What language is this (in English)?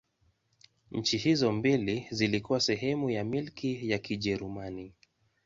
Swahili